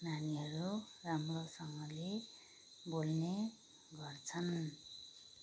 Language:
Nepali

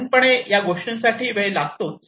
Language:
Marathi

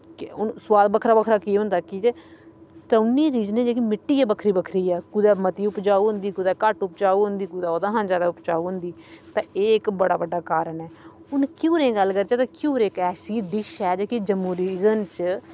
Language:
Dogri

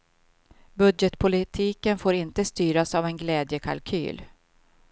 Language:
Swedish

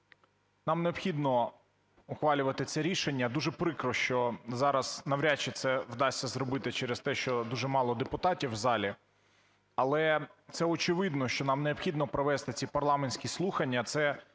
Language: Ukrainian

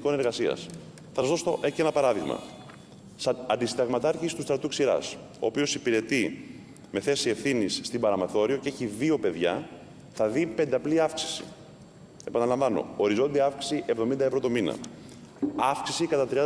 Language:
Greek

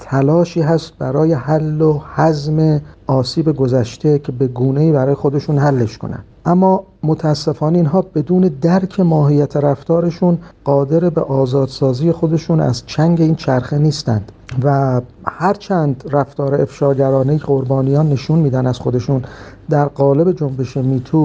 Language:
Persian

